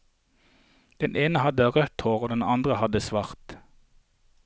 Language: Norwegian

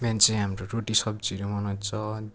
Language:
Nepali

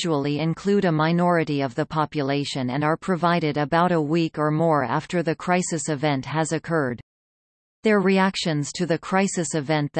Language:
English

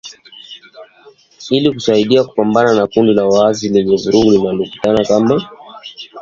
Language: Swahili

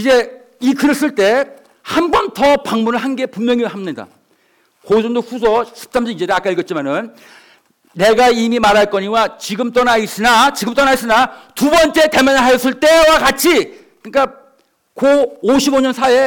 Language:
Korean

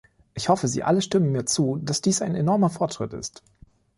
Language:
German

